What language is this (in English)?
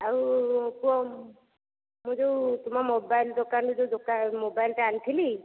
Odia